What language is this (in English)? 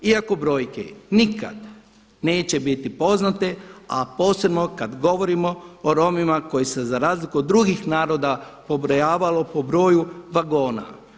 Croatian